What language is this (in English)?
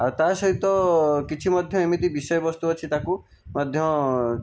Odia